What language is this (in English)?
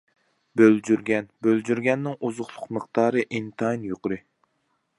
Uyghur